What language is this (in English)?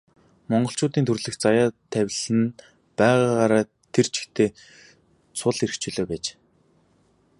Mongolian